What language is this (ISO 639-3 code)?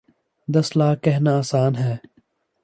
urd